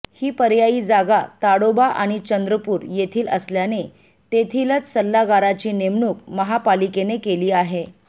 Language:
Marathi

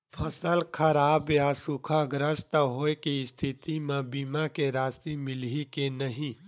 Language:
Chhattisgarhi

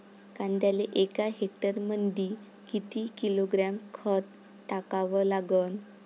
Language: Marathi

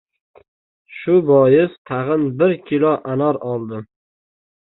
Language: Uzbek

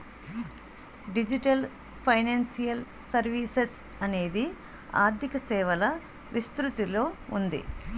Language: Telugu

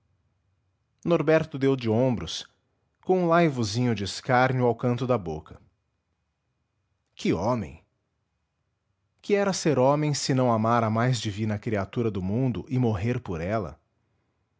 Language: Portuguese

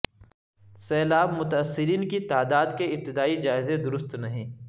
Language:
Urdu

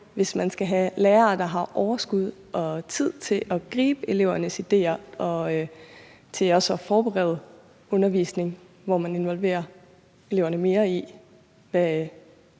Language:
Danish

